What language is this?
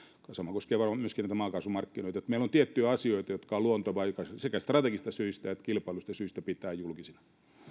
Finnish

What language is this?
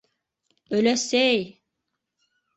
Bashkir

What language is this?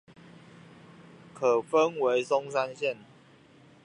Chinese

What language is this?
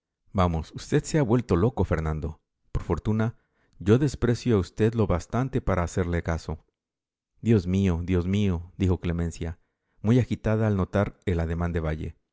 Spanish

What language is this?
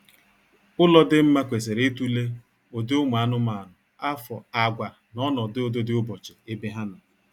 Igbo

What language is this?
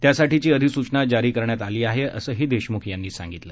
Marathi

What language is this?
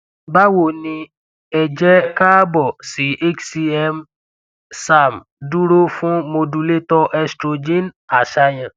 Yoruba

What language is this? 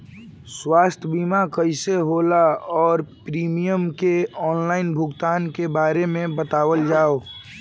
Bhojpuri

